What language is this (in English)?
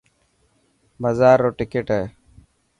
Dhatki